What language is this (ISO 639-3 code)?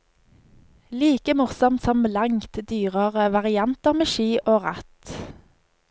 nor